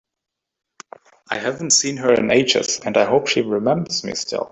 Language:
English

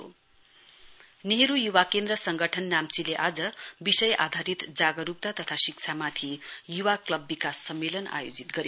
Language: Nepali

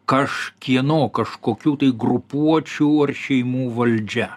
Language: Lithuanian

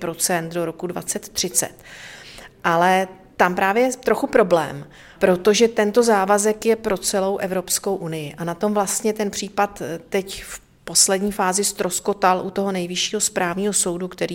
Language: Czech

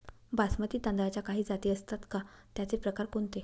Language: Marathi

